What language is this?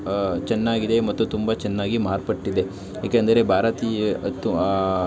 Kannada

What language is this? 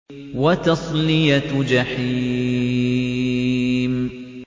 Arabic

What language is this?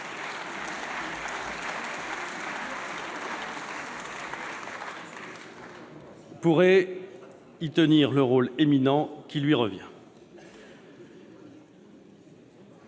French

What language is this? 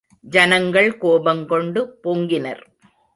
Tamil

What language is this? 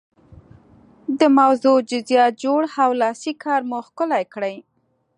Pashto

